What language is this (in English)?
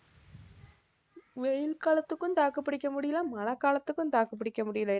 Tamil